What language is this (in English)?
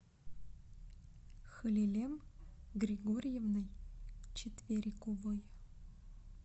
Russian